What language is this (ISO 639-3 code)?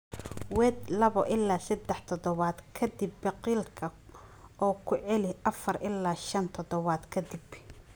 som